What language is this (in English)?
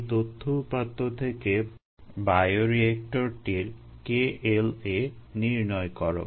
Bangla